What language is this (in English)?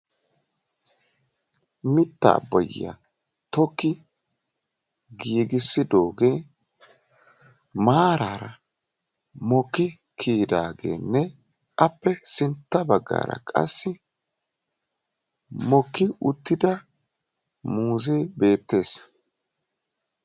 Wolaytta